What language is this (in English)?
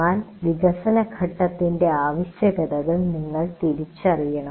Malayalam